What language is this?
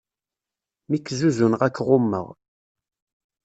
Kabyle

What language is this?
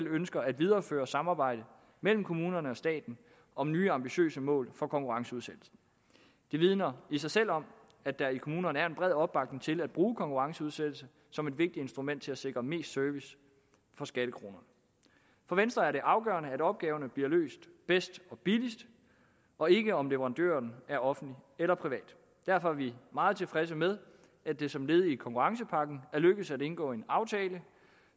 Danish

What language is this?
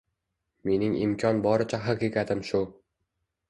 Uzbek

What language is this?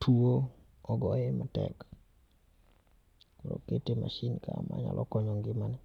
Luo (Kenya and Tanzania)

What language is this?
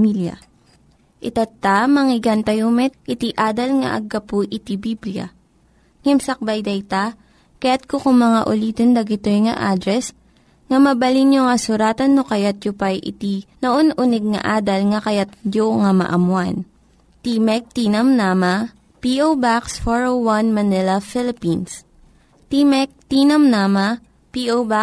Filipino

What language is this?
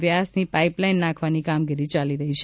Gujarati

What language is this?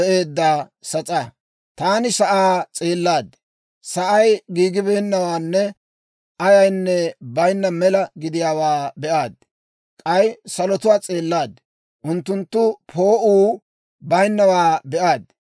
Dawro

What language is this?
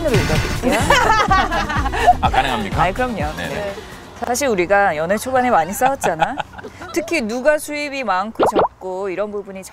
Korean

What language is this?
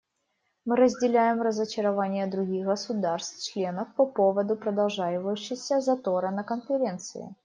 Russian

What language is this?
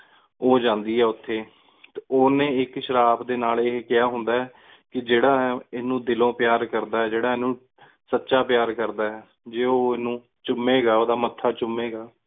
Punjabi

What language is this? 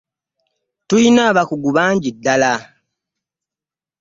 Ganda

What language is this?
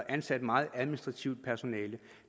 Danish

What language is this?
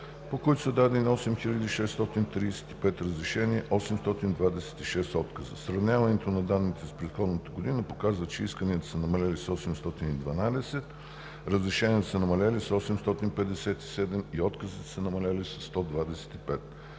Bulgarian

